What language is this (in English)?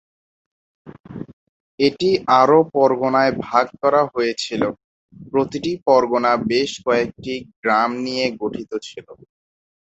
Bangla